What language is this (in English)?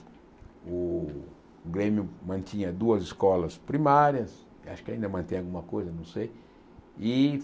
Portuguese